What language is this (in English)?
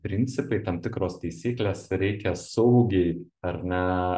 Lithuanian